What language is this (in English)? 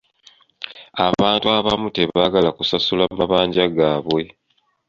Ganda